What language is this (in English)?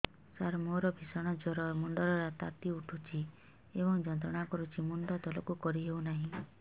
Odia